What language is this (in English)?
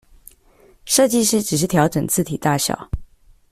Chinese